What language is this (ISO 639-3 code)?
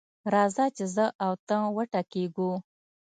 pus